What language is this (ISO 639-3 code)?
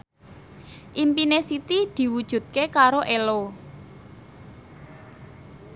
jav